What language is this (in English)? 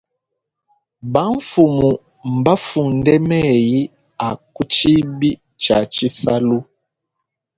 Luba-Lulua